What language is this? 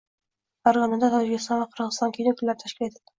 Uzbek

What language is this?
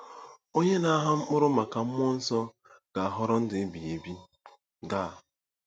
Igbo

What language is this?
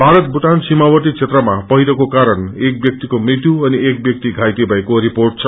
Nepali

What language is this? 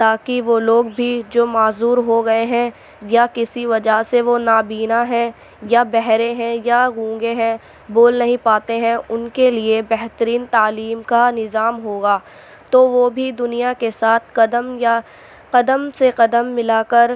Urdu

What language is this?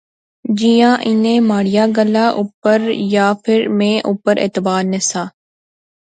Pahari-Potwari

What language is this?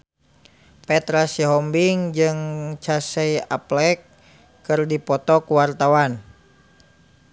Sundanese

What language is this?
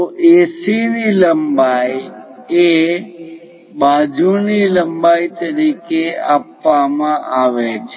Gujarati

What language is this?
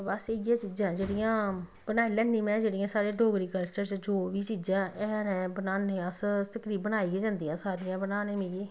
Dogri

